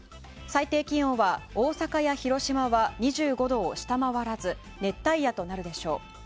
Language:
Japanese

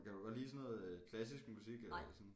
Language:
Danish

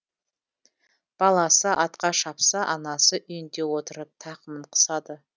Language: Kazakh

